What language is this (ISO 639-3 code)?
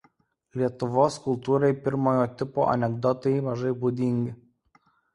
lit